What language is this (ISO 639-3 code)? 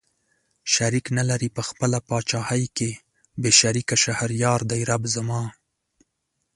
pus